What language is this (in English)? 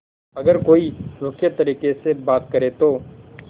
Hindi